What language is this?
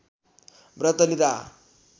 Nepali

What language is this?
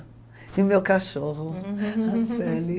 Portuguese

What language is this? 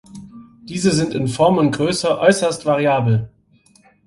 German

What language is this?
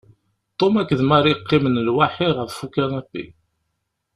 Kabyle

